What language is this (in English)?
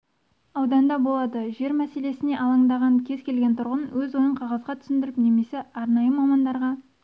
Kazakh